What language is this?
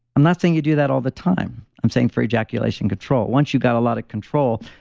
English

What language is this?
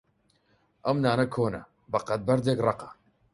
Central Kurdish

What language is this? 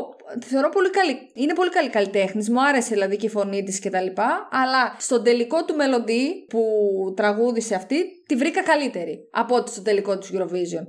Greek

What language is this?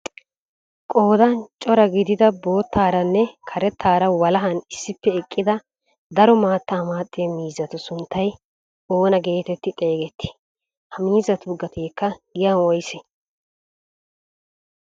Wolaytta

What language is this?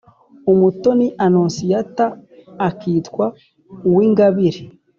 Kinyarwanda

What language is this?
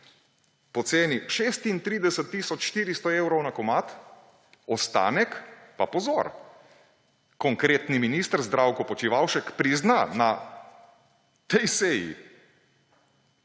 Slovenian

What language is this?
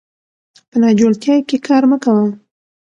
Pashto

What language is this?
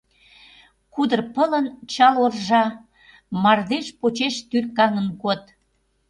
Mari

